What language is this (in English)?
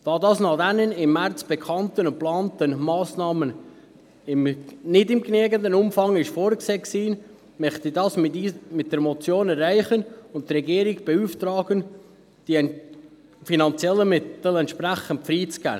Swiss German